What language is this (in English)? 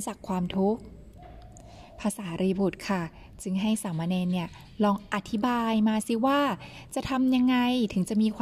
Thai